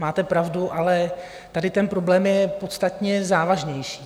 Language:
Czech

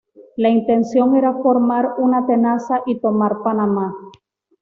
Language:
Spanish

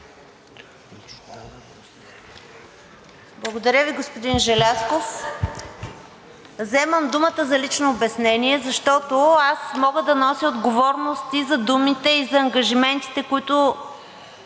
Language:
Bulgarian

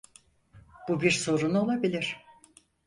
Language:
Turkish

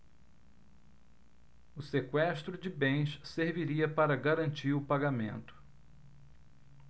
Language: Portuguese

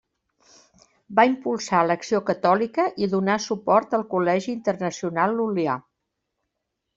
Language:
Catalan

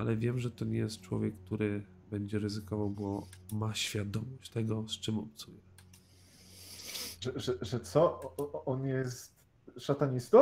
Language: Polish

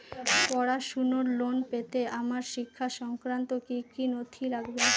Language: Bangla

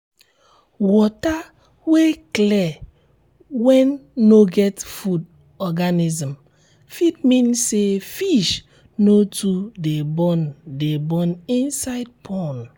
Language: Nigerian Pidgin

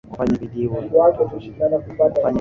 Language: Swahili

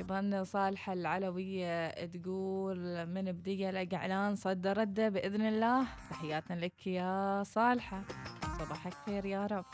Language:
Arabic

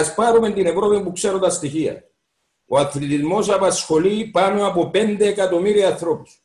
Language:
Greek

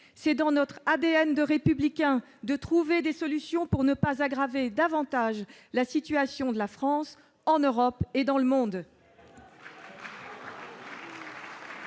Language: French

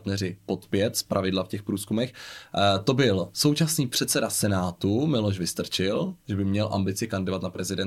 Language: Czech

